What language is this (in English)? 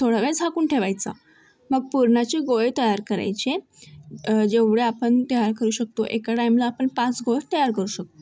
Marathi